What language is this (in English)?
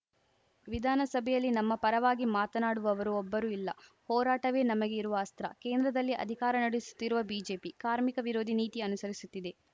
Kannada